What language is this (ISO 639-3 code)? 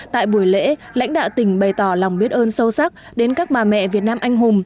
vie